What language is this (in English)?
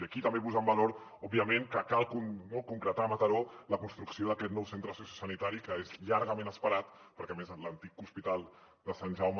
Catalan